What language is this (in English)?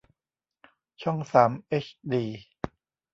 Thai